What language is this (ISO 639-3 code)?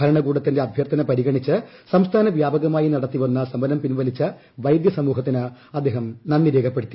mal